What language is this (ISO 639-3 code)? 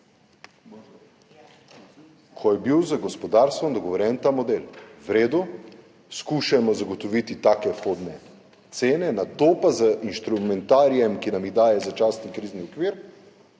slv